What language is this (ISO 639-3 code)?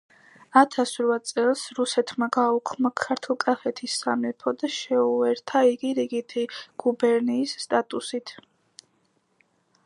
kat